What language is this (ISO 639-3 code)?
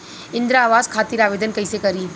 bho